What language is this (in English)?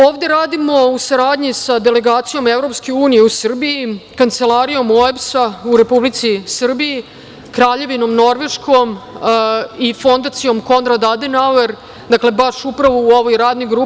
Serbian